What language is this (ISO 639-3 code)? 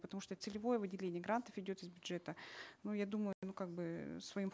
kaz